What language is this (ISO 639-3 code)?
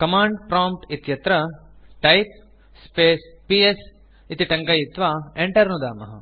san